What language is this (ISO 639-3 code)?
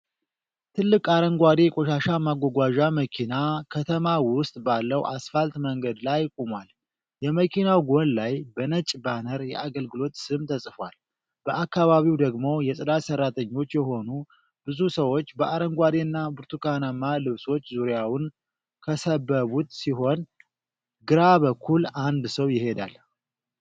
amh